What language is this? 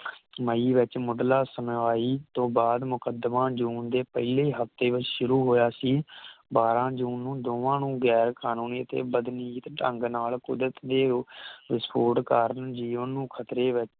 Punjabi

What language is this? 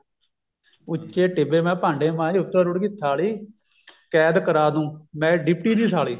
Punjabi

